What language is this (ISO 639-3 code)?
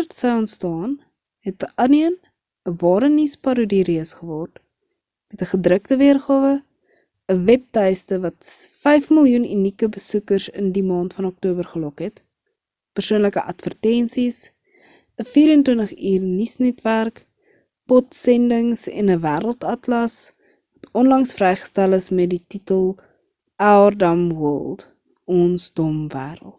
afr